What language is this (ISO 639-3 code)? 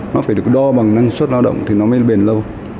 vie